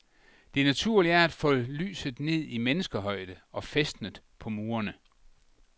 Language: Danish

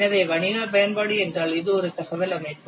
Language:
Tamil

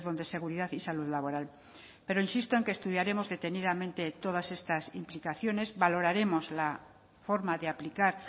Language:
Spanish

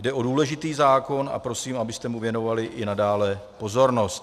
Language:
Czech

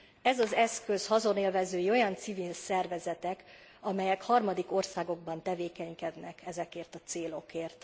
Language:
Hungarian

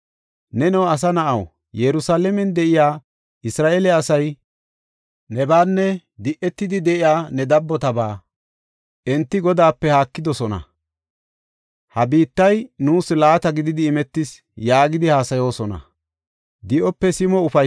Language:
Gofa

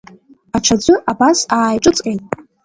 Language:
Abkhazian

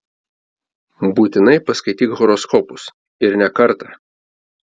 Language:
Lithuanian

